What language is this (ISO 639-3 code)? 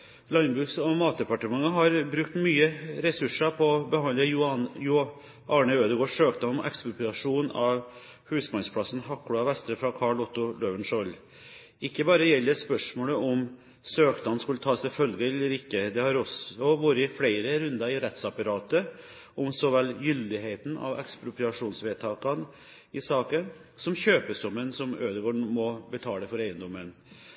nob